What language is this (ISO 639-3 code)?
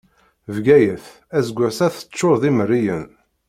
kab